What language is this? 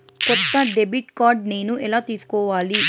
Telugu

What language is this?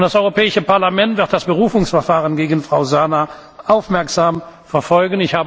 German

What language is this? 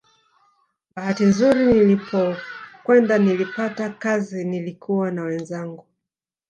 Swahili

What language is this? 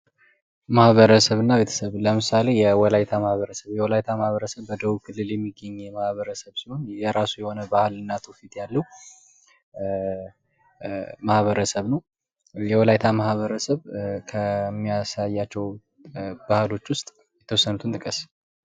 Amharic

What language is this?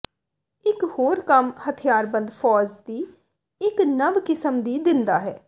Punjabi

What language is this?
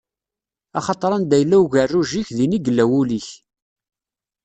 Kabyle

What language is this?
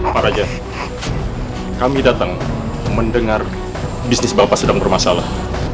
Indonesian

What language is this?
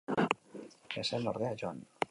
Basque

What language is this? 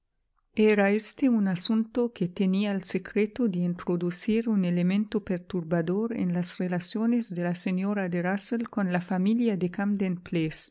Spanish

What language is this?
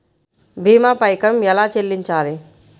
Telugu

